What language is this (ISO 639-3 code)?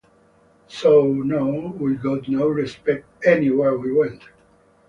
eng